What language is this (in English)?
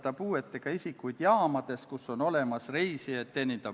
Estonian